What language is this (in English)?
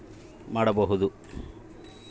Kannada